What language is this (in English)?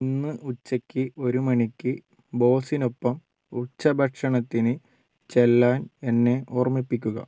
Malayalam